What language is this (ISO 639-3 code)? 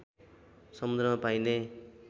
nep